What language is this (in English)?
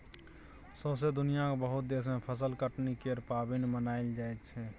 Maithili